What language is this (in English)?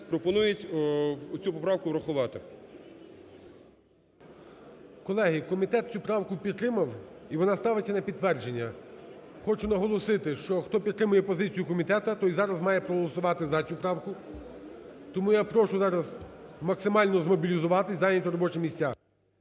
Ukrainian